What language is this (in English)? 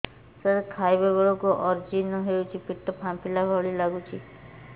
Odia